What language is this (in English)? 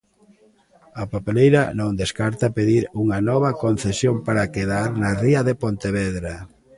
Galician